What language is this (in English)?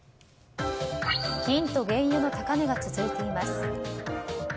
Japanese